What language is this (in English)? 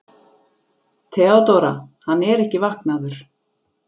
Icelandic